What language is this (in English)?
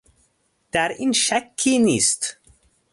Persian